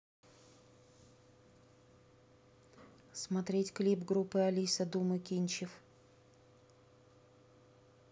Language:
Russian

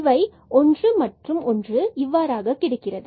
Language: Tamil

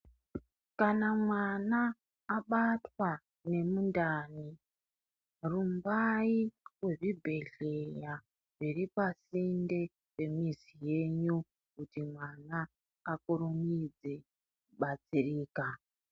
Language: Ndau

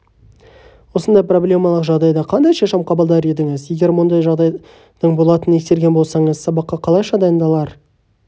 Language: Kazakh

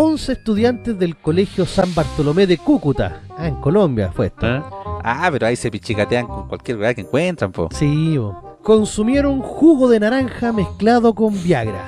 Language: Spanish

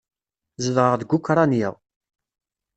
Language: Kabyle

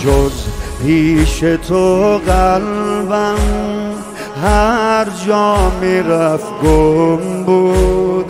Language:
Persian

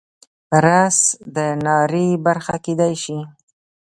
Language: Pashto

